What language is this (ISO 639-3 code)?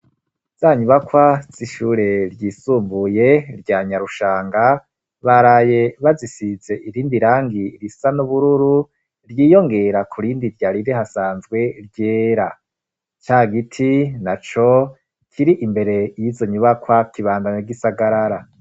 run